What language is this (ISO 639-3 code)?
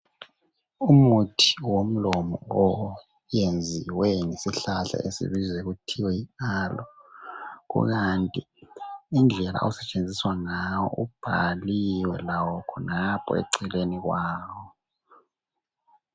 nde